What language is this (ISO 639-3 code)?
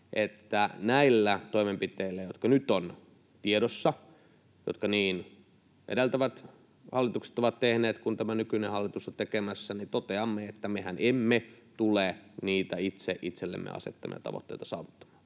fin